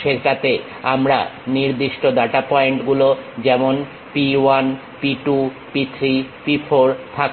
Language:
Bangla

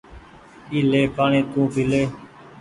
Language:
Goaria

